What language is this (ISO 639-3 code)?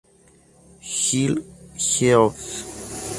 spa